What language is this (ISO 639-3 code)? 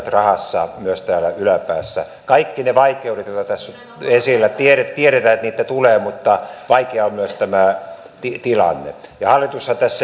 fin